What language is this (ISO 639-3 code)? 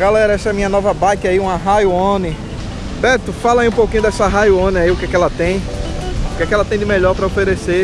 por